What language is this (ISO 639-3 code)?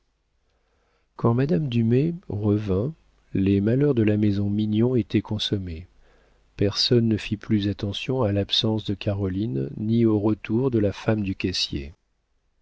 fra